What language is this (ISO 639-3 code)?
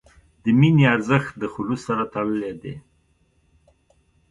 pus